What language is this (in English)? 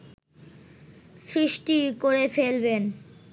Bangla